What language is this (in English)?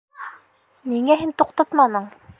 Bashkir